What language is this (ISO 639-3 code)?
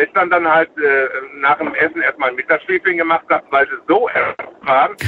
deu